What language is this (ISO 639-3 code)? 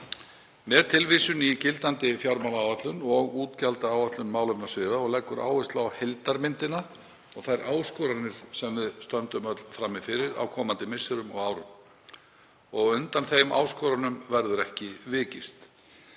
isl